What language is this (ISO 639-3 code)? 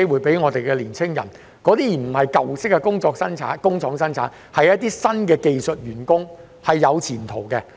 yue